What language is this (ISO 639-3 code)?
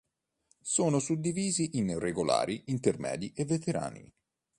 ita